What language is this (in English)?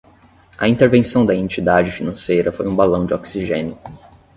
Portuguese